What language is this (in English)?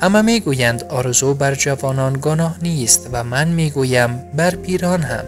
Persian